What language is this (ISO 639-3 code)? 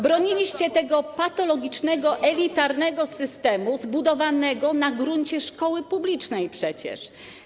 pol